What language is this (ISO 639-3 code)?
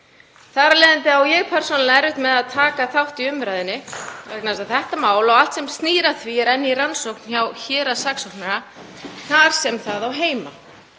isl